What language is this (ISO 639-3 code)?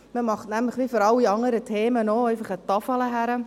gsw